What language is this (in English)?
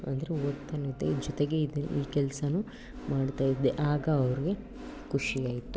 Kannada